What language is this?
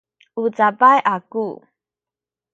Sakizaya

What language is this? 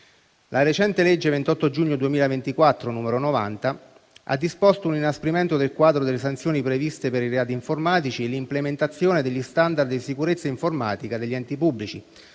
Italian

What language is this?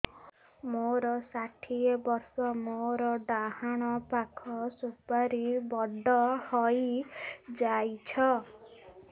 Odia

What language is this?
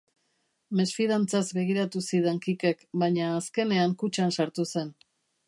Basque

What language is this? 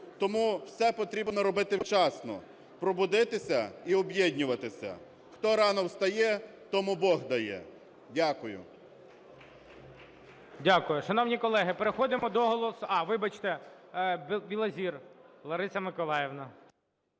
Ukrainian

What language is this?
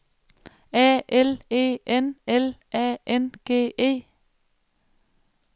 Danish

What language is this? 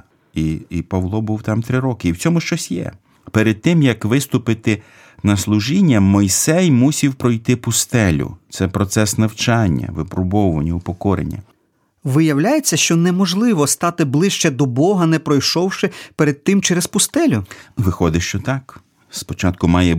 Ukrainian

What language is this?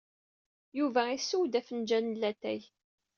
Kabyle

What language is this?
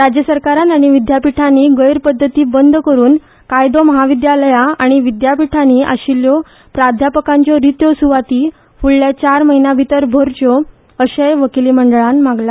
Konkani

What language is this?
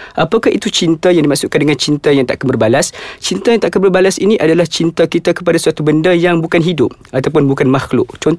Malay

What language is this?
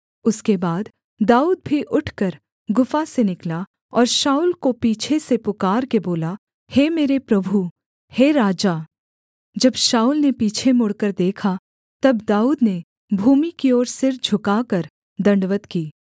Hindi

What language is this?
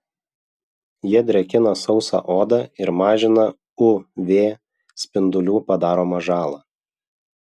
Lithuanian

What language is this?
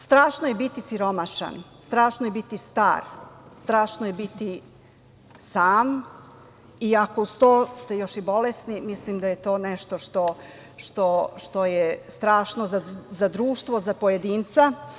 Serbian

